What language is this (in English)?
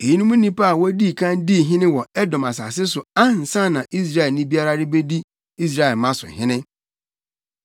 Akan